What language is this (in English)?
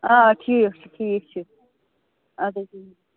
Kashmiri